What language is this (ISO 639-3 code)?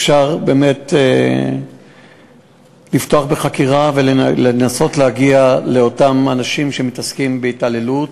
heb